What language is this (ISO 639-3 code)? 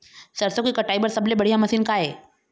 hne